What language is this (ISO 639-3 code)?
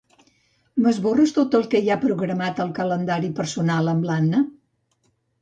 cat